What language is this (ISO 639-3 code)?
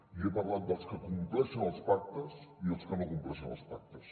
cat